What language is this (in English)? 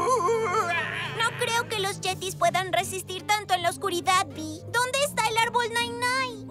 Spanish